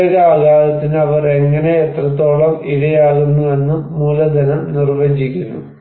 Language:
Malayalam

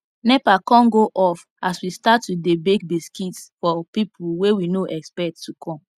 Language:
Nigerian Pidgin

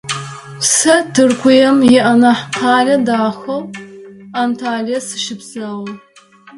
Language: Adyghe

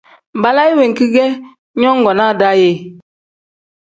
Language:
Tem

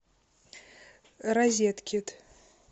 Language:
Russian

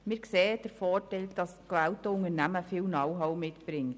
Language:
Swiss German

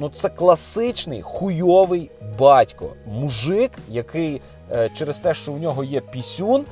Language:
Ukrainian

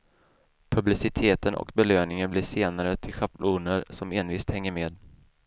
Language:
Swedish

